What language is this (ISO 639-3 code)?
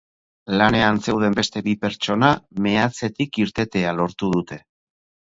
eus